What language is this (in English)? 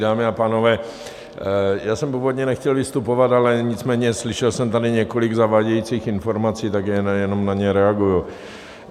Czech